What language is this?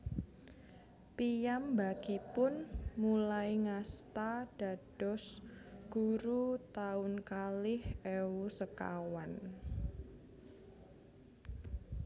Javanese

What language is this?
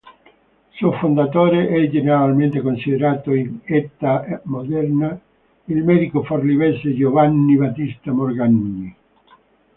Italian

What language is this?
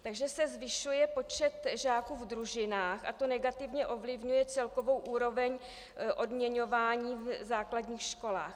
Czech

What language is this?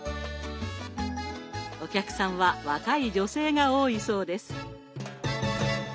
Japanese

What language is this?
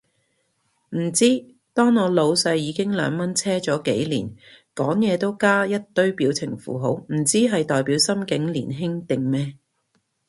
Cantonese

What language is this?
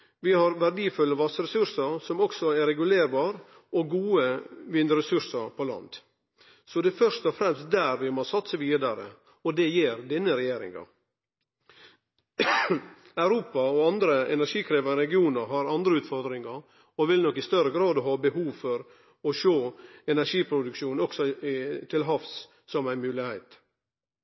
Norwegian Nynorsk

